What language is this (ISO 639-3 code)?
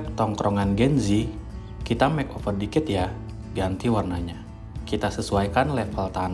ind